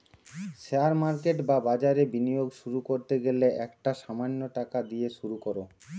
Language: Bangla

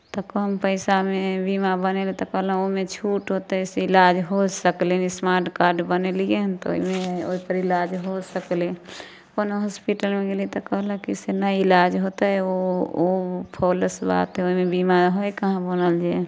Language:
Maithili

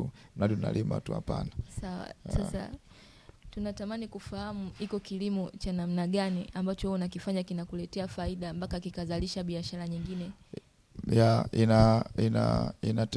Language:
Swahili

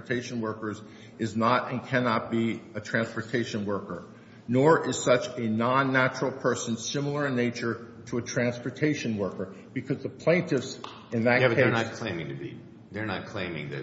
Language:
English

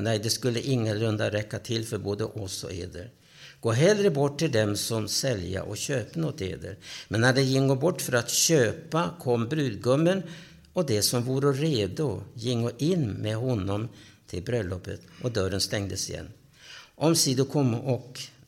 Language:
Swedish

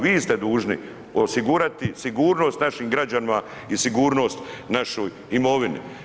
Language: Croatian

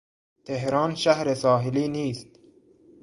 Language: Persian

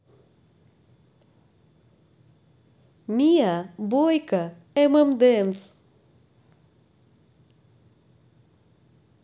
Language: Russian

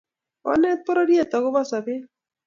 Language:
Kalenjin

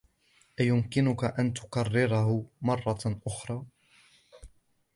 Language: Arabic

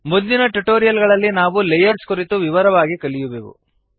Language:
Kannada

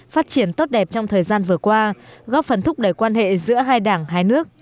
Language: Vietnamese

